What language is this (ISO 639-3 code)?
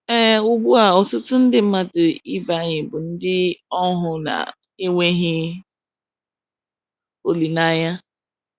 ibo